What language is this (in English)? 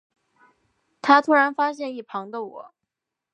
Chinese